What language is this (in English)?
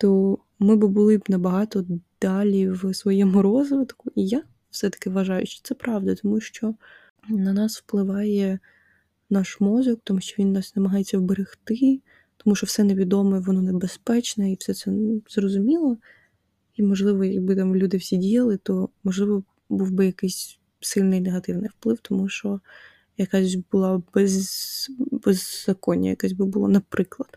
Ukrainian